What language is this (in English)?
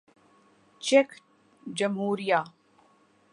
Urdu